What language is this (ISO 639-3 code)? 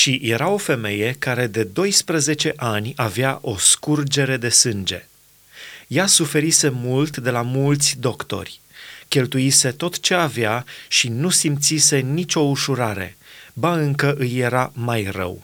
ron